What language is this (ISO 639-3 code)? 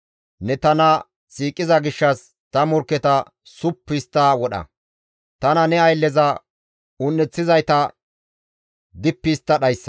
gmv